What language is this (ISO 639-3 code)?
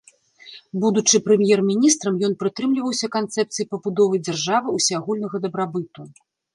bel